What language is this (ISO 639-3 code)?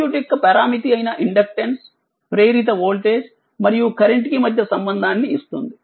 tel